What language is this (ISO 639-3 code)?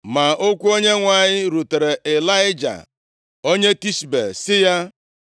ibo